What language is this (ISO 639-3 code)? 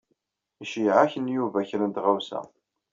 kab